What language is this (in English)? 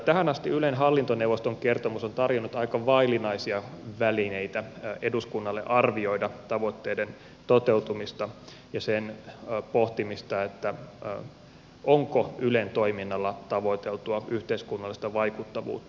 Finnish